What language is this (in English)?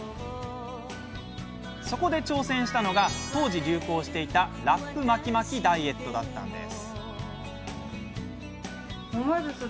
Japanese